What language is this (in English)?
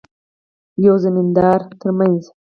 Pashto